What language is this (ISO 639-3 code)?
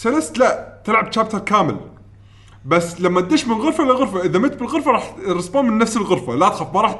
ara